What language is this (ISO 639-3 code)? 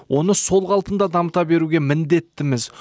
kaz